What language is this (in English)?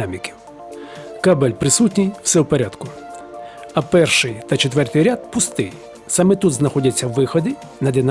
Ukrainian